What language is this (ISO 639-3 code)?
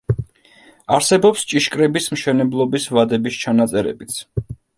kat